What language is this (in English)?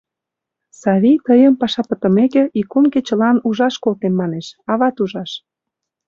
Mari